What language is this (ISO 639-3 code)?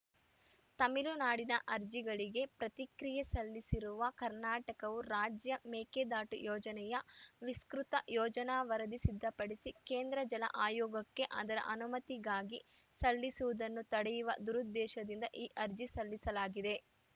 kan